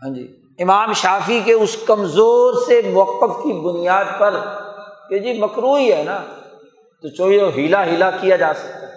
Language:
Urdu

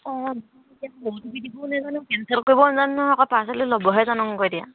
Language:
Assamese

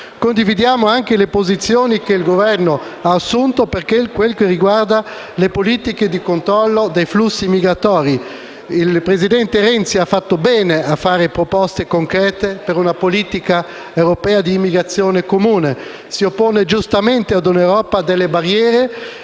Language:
Italian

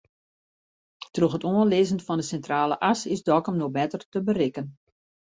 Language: Western Frisian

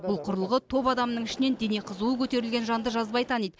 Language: Kazakh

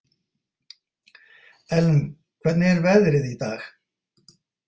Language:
Icelandic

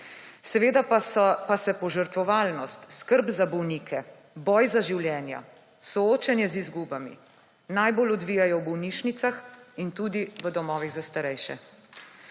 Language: Slovenian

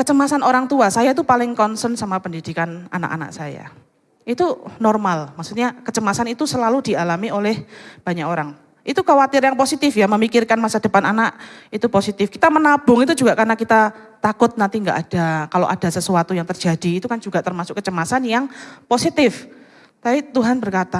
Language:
Indonesian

